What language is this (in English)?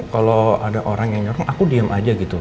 Indonesian